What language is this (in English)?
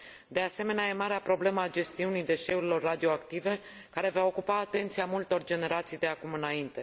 Romanian